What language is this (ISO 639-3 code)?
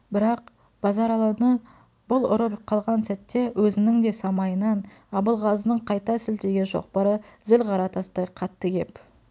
kaz